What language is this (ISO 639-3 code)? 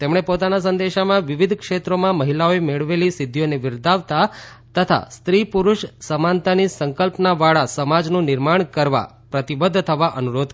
guj